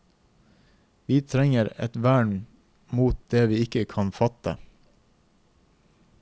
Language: Norwegian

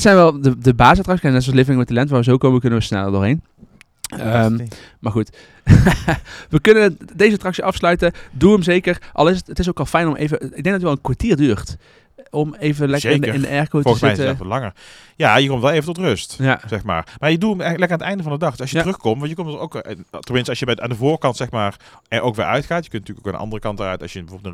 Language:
Dutch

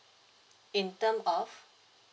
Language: English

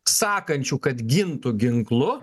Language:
Lithuanian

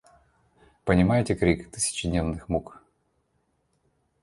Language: Russian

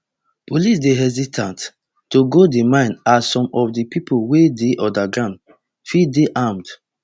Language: Nigerian Pidgin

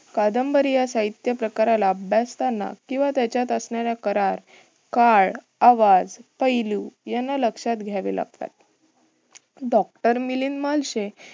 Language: Marathi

